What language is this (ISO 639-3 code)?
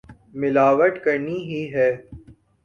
urd